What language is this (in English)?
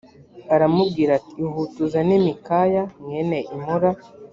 Kinyarwanda